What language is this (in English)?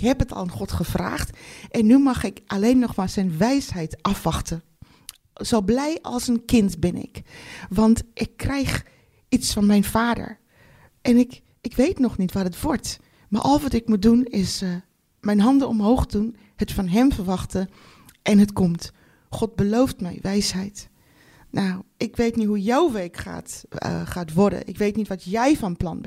Dutch